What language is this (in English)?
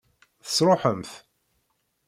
Kabyle